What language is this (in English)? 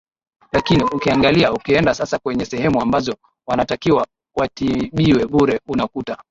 Swahili